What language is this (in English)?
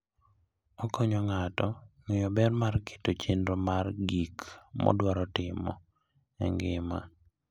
Luo (Kenya and Tanzania)